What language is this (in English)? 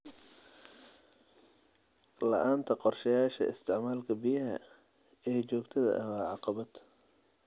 Somali